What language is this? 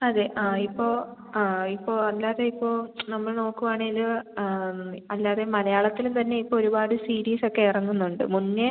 Malayalam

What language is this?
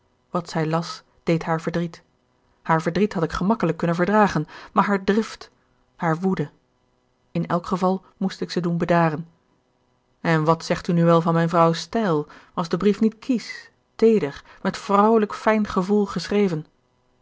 Dutch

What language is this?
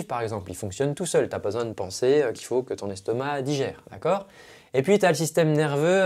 French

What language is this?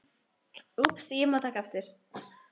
Icelandic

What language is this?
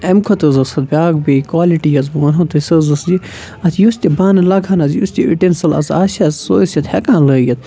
Kashmiri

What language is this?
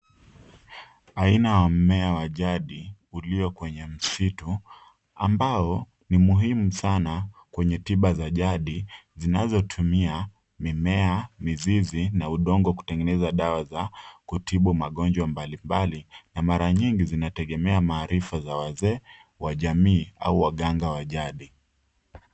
Swahili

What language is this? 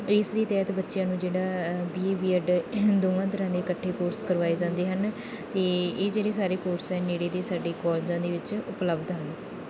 Punjabi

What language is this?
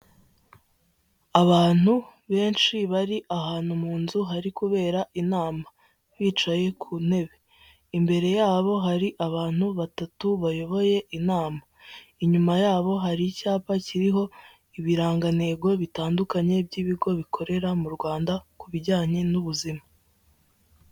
Kinyarwanda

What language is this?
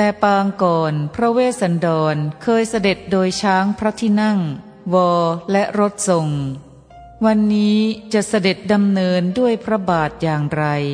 Thai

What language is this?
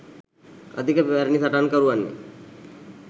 Sinhala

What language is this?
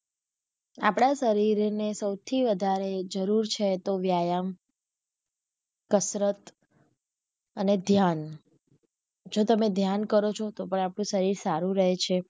Gujarati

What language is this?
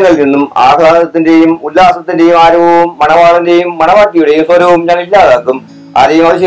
Malayalam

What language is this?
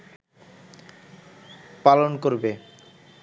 Bangla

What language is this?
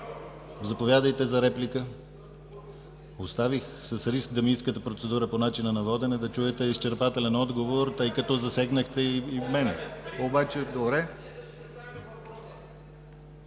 Bulgarian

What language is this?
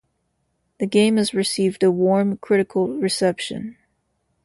English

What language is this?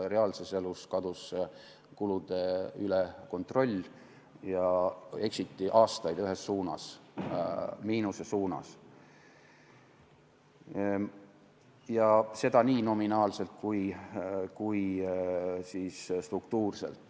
Estonian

